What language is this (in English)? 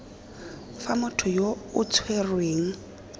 Tswana